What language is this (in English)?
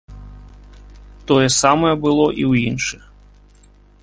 Belarusian